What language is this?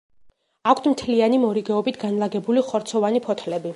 Georgian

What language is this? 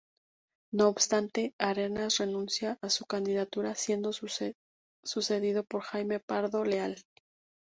Spanish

